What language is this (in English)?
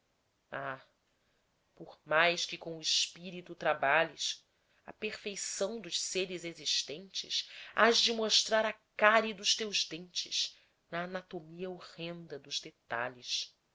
Portuguese